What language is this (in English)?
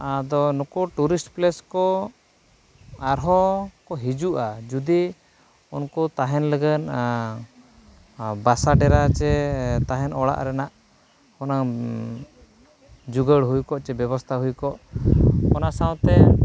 Santali